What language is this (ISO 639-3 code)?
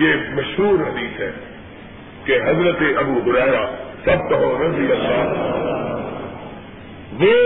urd